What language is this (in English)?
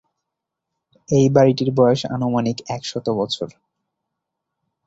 Bangla